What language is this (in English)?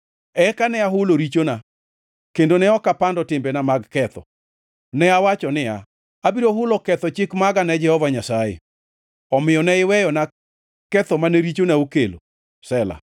Luo (Kenya and Tanzania)